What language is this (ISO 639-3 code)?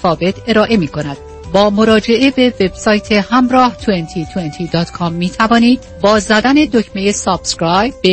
fas